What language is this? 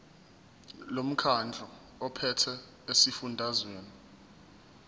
Zulu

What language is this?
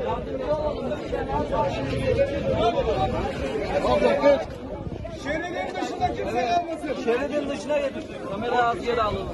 Turkish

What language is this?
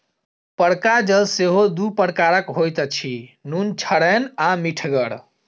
Maithili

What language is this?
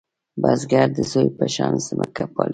Pashto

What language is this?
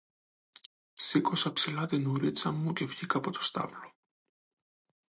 Greek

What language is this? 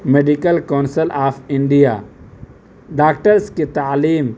Urdu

